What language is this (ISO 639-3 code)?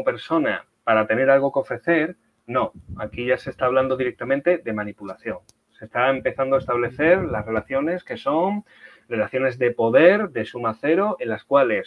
spa